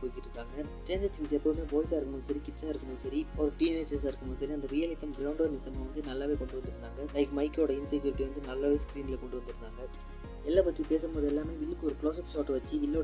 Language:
Tamil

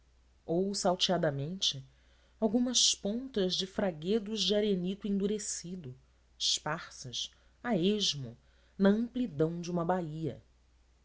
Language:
Portuguese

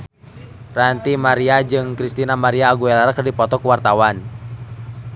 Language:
Sundanese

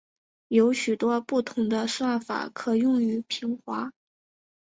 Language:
Chinese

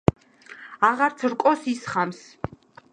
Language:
Georgian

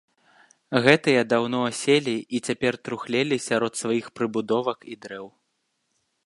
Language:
Belarusian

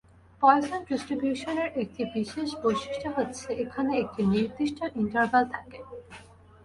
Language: Bangla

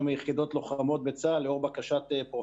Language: Hebrew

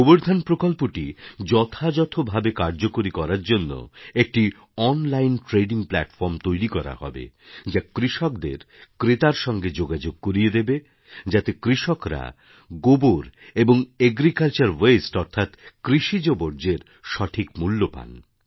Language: Bangla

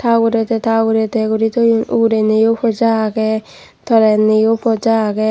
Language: Chakma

